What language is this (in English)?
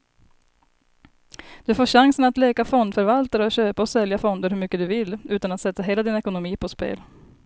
Swedish